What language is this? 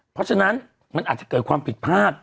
Thai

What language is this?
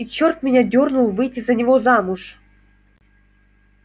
Russian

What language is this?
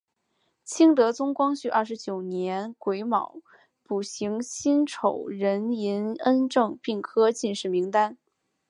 Chinese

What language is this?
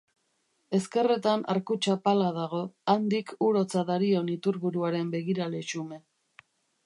Basque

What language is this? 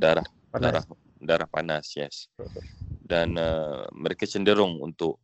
Malay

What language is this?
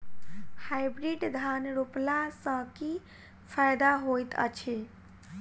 Maithili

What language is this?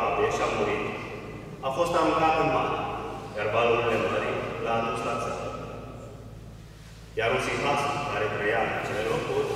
Romanian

